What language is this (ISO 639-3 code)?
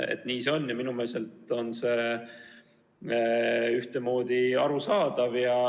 est